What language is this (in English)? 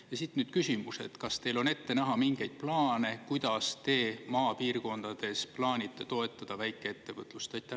Estonian